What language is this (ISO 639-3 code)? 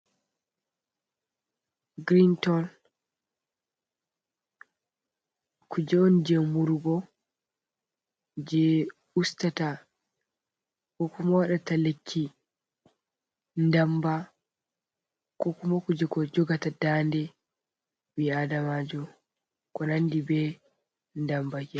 ful